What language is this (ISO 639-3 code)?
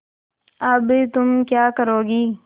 hin